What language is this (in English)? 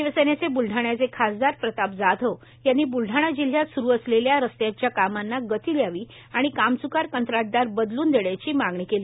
Marathi